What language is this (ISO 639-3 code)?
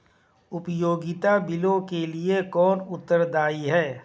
hin